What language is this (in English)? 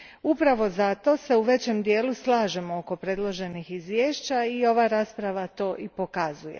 Croatian